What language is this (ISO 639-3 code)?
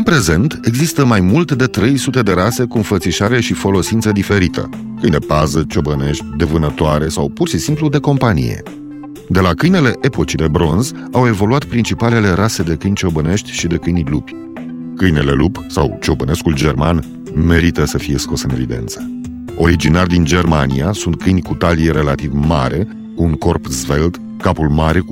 ron